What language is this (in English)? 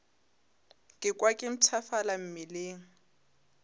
Northern Sotho